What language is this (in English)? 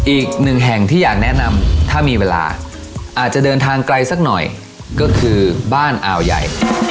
Thai